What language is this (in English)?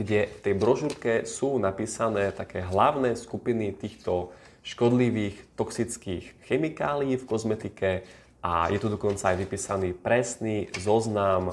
Slovak